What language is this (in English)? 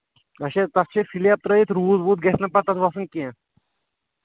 Kashmiri